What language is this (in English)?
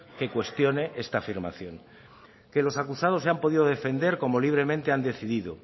Spanish